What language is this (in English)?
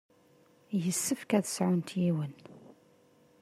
Kabyle